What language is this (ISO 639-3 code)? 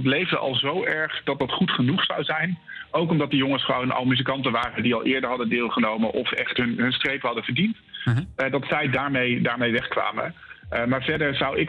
nld